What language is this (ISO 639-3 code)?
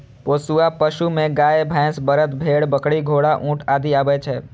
mai